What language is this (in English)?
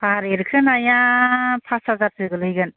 Bodo